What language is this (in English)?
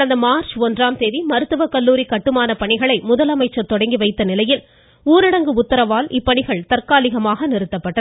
Tamil